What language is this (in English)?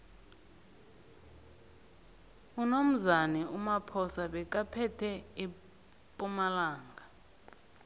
South Ndebele